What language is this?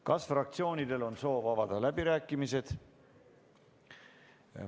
Estonian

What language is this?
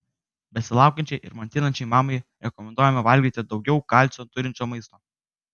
Lithuanian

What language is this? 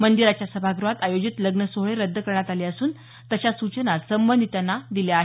Marathi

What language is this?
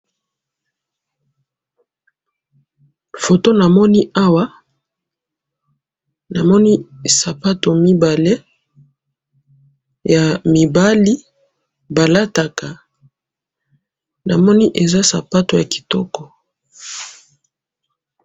Lingala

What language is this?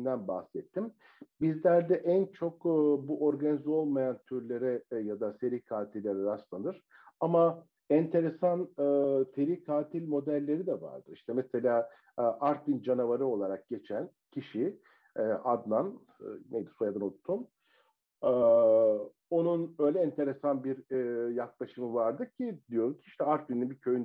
Turkish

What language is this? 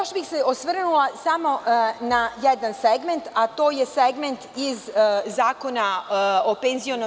Serbian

